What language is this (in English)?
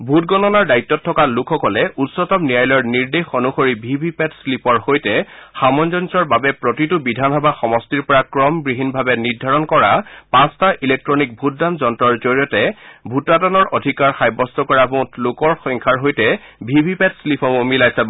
Assamese